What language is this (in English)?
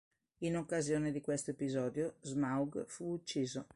Italian